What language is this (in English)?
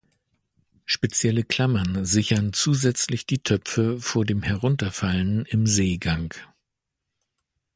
German